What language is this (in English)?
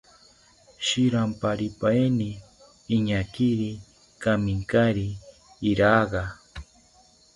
South Ucayali Ashéninka